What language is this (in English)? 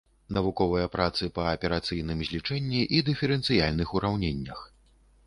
Belarusian